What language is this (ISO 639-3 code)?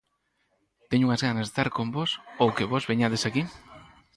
glg